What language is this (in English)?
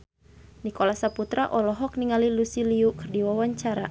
Sundanese